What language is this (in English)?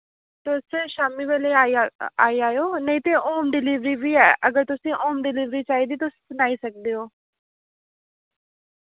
Dogri